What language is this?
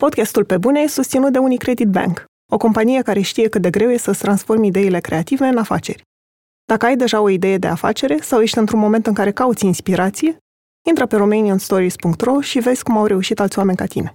Romanian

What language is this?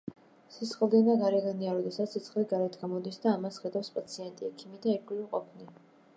Georgian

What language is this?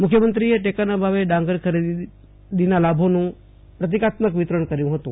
Gujarati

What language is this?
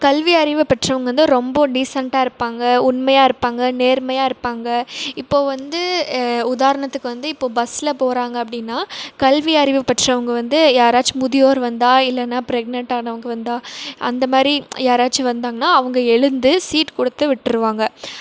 Tamil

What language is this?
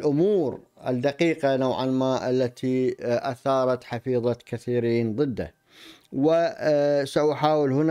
Arabic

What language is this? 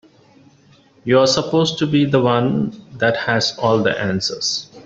English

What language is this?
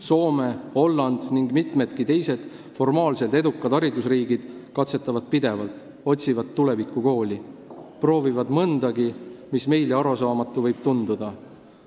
Estonian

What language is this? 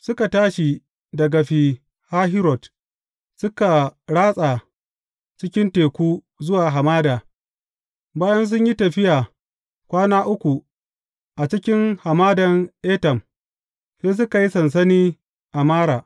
Hausa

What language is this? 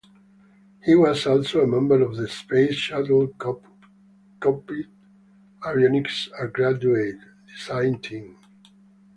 English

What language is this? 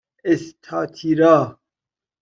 Persian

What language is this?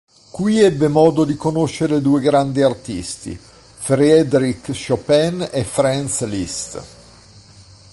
Italian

